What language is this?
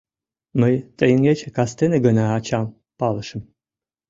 Mari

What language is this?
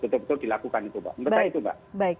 Indonesian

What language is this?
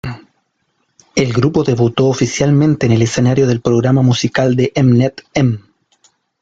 Spanish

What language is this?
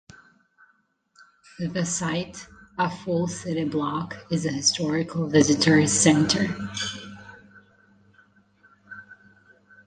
English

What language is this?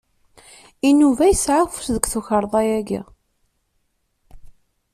Kabyle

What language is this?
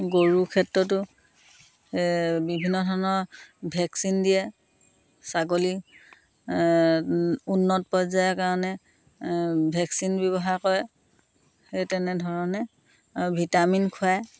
Assamese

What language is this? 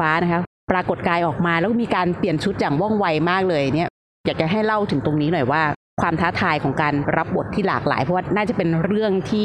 Thai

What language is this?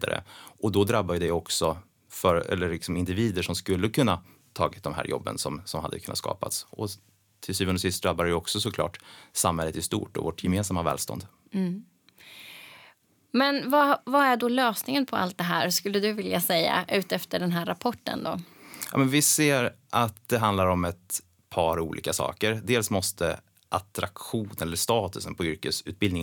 Swedish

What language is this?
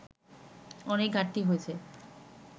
Bangla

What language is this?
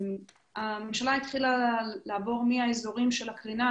Hebrew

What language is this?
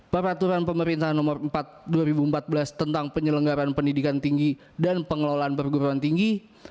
Indonesian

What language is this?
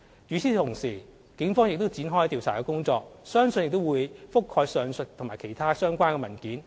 Cantonese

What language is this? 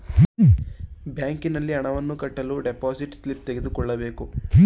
Kannada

